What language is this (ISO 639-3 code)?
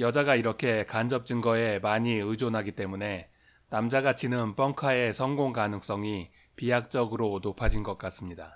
kor